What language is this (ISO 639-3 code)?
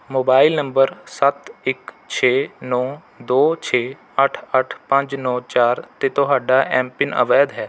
pan